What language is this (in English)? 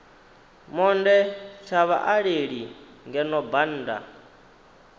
Venda